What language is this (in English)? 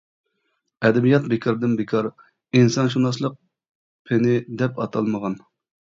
Uyghur